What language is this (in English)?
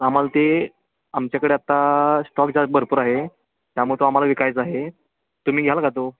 Marathi